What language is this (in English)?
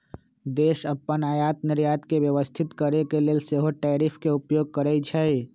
Magahi